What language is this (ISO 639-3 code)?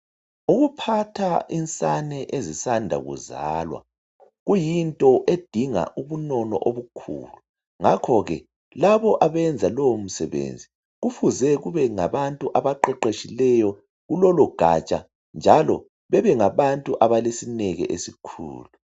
nde